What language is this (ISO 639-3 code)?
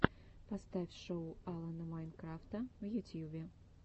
rus